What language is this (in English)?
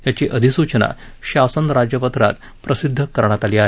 Marathi